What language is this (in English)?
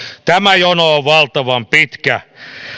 Finnish